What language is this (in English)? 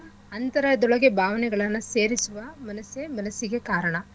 Kannada